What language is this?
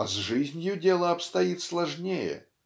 Russian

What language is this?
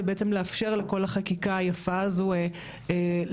Hebrew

